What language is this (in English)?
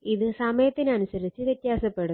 Malayalam